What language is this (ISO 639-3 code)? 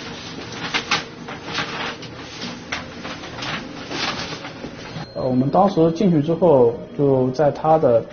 zho